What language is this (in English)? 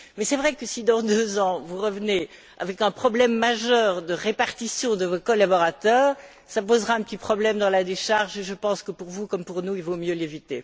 French